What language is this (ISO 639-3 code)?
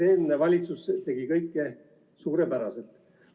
est